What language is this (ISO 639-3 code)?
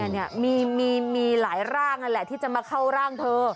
tha